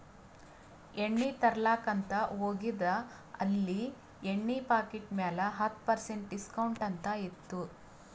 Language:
Kannada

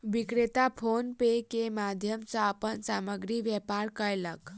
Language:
Maithili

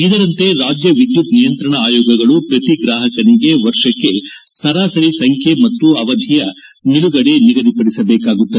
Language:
Kannada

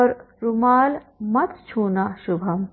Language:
Hindi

